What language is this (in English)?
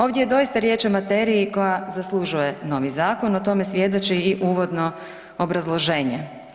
Croatian